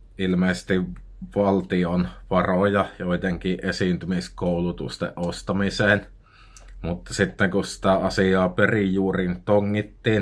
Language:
Finnish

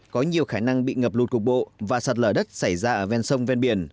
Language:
Vietnamese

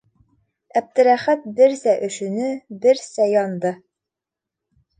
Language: Bashkir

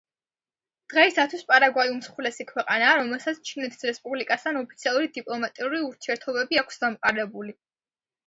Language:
Georgian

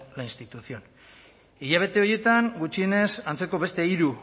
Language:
Basque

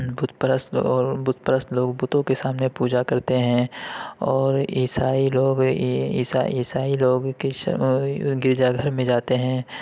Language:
Urdu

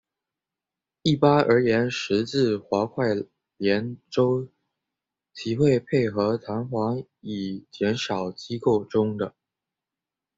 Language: Chinese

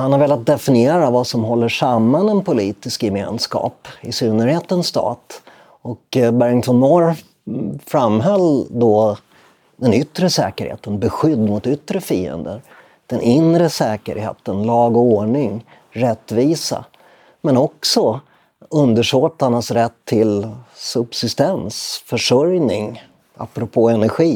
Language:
Swedish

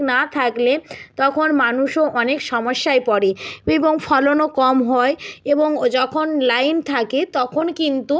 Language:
Bangla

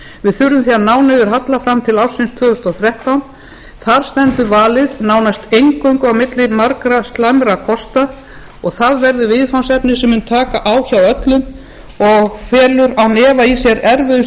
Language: Icelandic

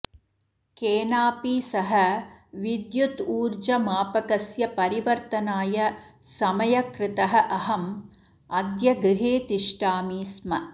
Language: Sanskrit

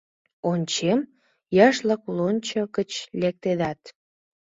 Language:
Mari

